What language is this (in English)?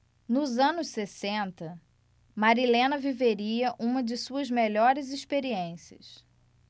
Portuguese